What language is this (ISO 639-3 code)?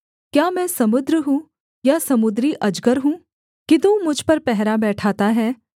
hin